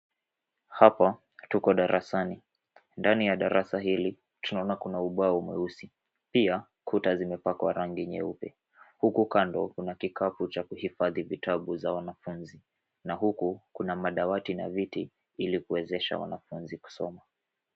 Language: Swahili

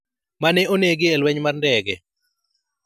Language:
Luo (Kenya and Tanzania)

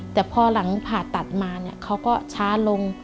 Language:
Thai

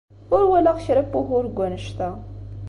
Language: Kabyle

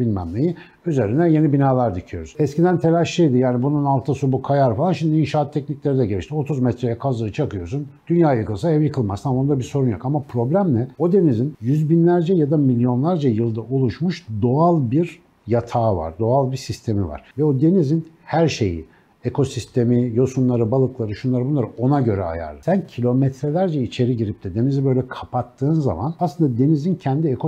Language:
Turkish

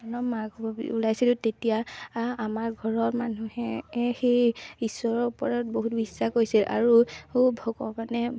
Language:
Assamese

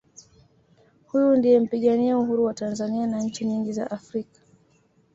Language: Swahili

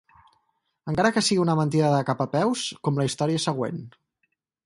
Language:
Catalan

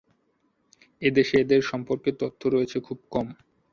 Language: Bangla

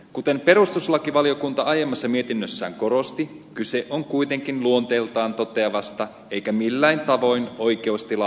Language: Finnish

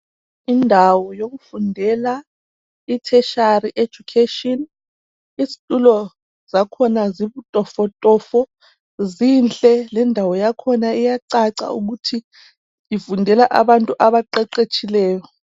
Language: North Ndebele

